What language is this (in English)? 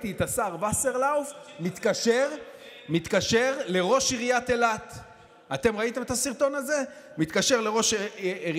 Hebrew